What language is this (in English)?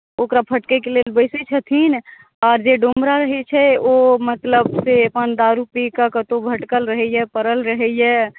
Maithili